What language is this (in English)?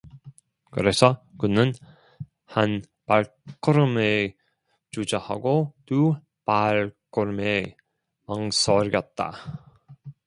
Korean